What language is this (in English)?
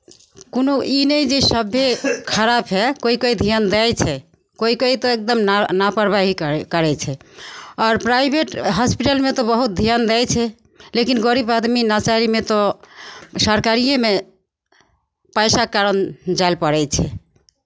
Maithili